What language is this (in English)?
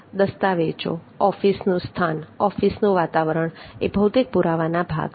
Gujarati